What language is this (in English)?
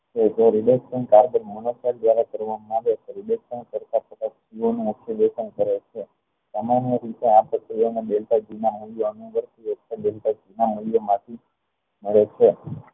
Gujarati